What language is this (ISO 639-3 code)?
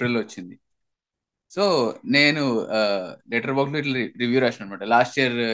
tel